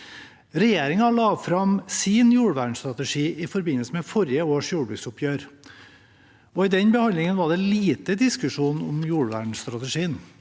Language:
Norwegian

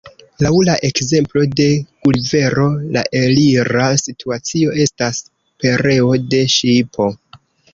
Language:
Esperanto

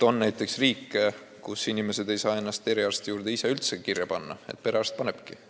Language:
Estonian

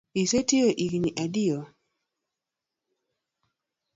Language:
Luo (Kenya and Tanzania)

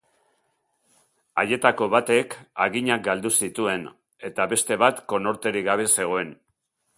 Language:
Basque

